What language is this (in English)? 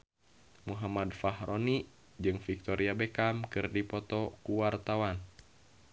Sundanese